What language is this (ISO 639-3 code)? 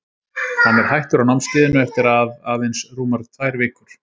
isl